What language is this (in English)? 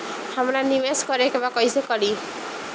Bhojpuri